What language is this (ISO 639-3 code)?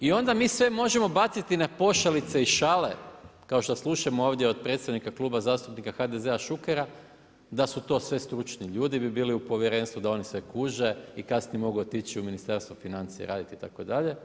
hrv